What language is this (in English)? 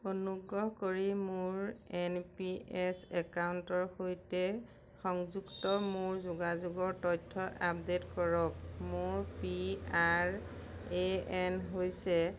Assamese